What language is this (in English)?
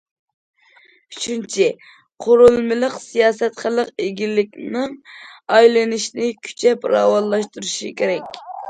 Uyghur